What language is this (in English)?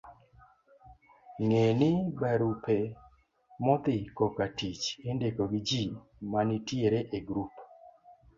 Luo (Kenya and Tanzania)